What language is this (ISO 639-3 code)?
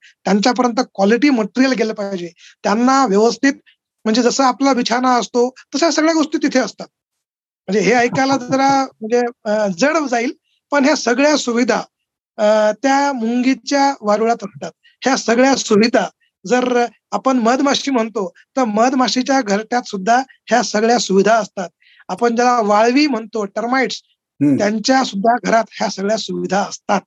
mar